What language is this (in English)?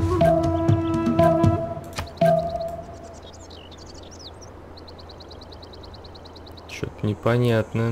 Russian